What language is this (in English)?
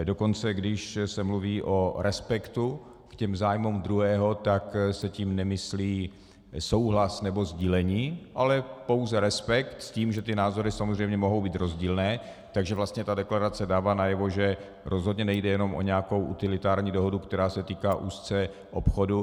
Czech